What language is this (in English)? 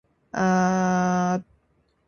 Indonesian